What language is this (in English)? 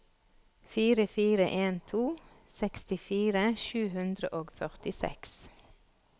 Norwegian